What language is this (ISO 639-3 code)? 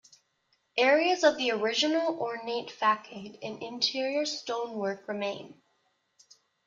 eng